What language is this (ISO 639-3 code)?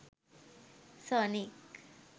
sin